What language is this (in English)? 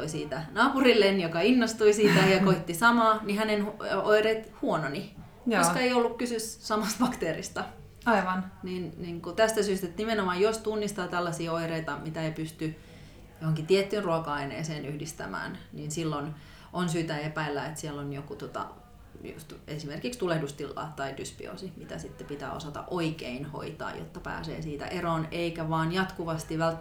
Finnish